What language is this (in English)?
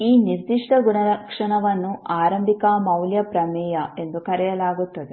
Kannada